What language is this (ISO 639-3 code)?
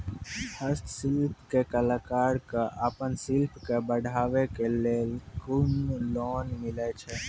mai